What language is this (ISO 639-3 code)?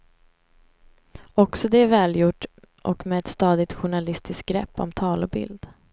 swe